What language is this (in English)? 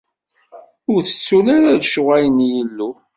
Kabyle